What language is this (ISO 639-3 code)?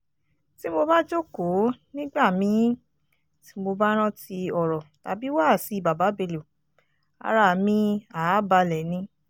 yor